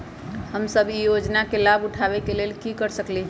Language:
Magahi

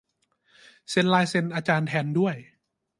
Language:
Thai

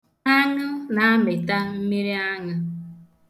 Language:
Igbo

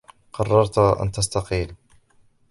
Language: Arabic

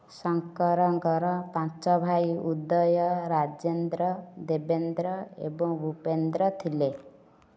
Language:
Odia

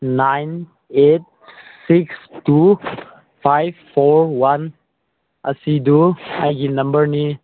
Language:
Manipuri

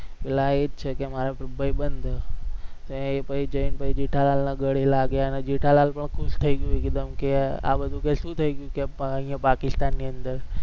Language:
Gujarati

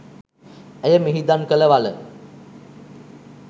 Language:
Sinhala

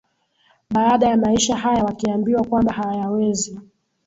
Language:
Swahili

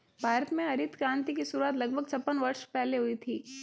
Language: Hindi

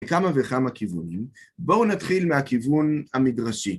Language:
Hebrew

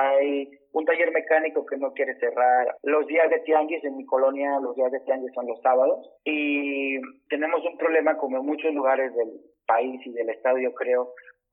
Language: Spanish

